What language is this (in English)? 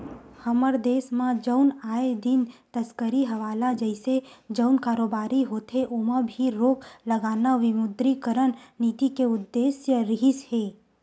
Chhattisgarhi